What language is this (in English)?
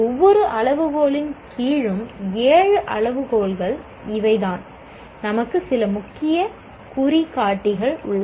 Tamil